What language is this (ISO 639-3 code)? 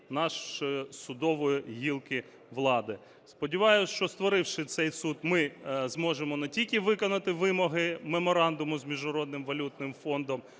ukr